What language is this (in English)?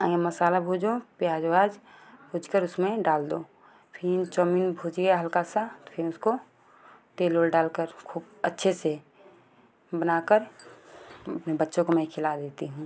Hindi